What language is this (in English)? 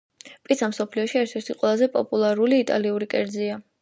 Georgian